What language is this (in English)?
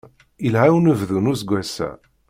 Kabyle